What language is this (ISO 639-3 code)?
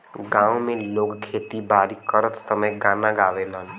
bho